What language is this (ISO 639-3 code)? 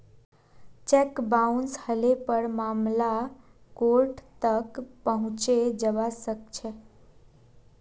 mag